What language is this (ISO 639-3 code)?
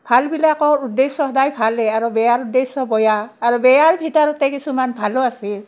asm